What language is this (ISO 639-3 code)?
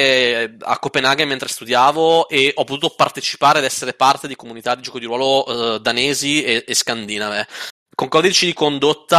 ita